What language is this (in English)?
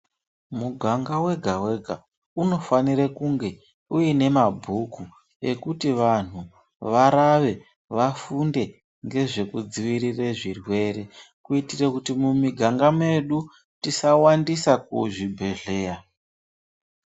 Ndau